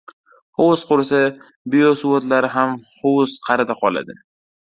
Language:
Uzbek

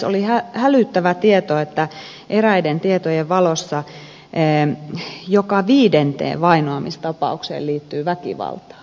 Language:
Finnish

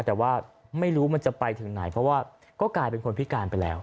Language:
Thai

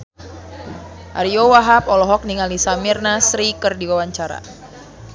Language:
Sundanese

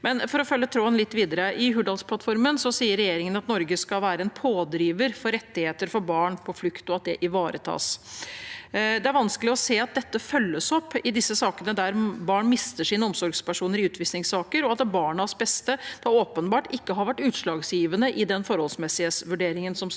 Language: Norwegian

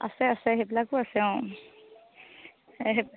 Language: Assamese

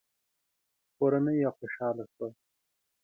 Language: Pashto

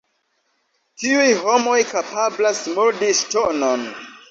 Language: Esperanto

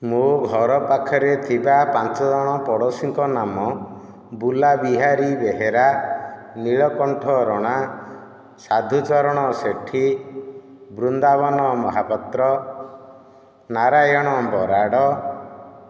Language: Odia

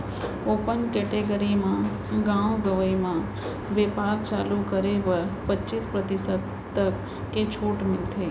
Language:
Chhattisgarhi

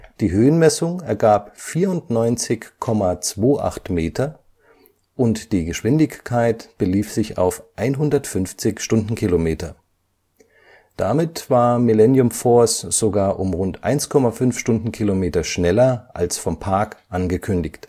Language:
German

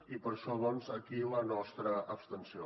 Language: Catalan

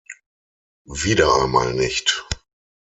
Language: German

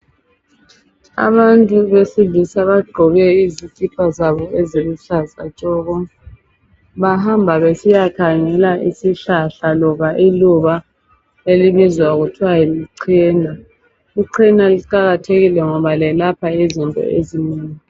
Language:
North Ndebele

